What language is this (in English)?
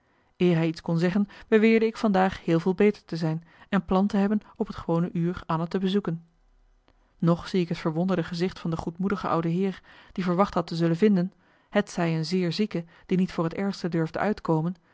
Dutch